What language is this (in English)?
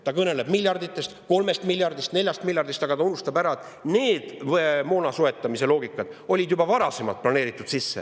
Estonian